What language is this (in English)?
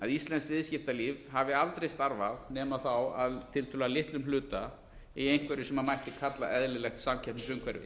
Icelandic